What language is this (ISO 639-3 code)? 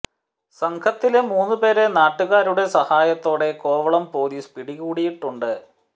mal